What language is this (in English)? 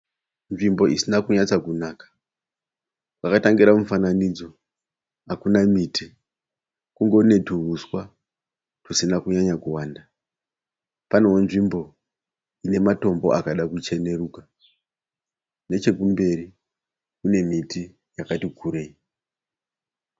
Shona